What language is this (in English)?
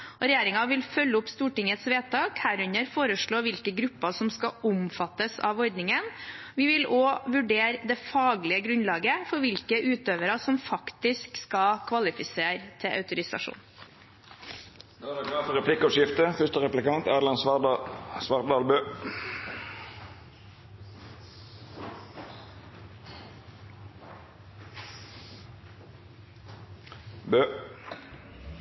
Norwegian